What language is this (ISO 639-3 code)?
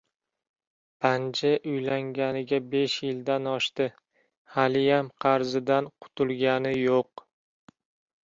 uzb